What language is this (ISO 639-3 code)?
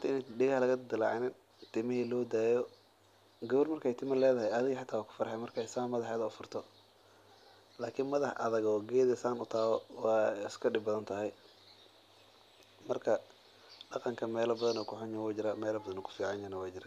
som